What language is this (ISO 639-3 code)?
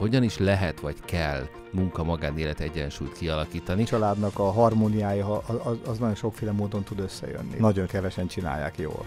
hun